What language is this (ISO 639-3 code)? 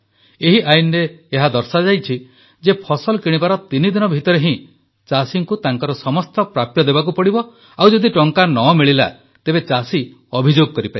ori